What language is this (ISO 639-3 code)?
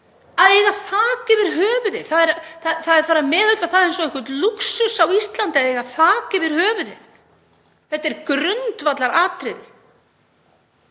isl